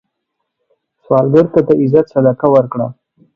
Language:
Pashto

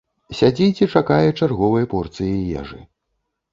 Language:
Belarusian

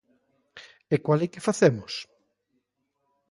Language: Galician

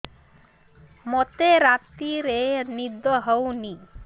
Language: Odia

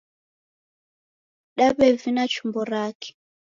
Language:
Taita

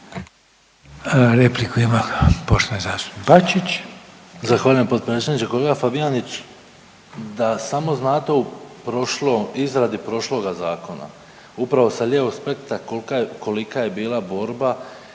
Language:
Croatian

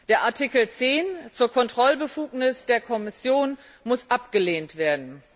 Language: German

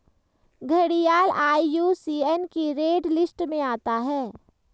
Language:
Hindi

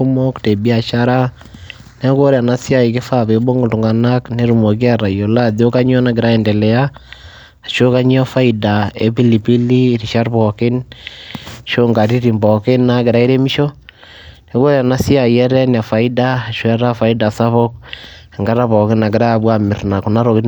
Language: Masai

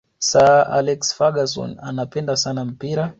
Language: Swahili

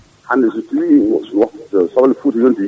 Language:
Fula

